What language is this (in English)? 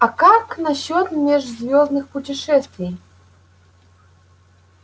Russian